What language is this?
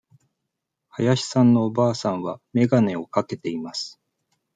Japanese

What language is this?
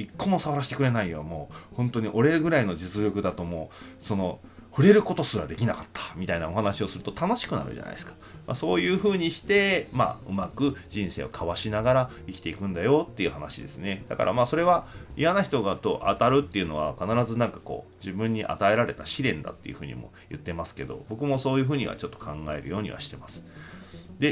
Japanese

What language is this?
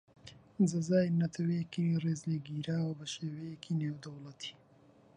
Central Kurdish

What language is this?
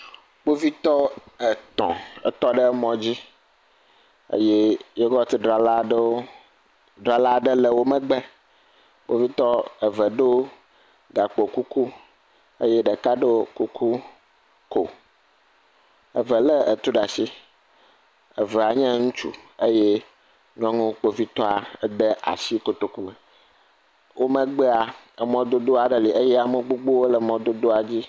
Ewe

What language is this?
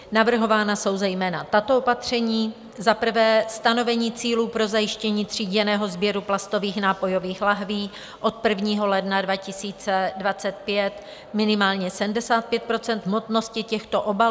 Czech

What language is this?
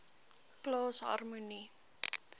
Afrikaans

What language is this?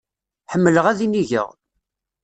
Kabyle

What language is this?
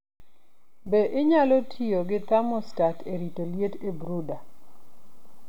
Luo (Kenya and Tanzania)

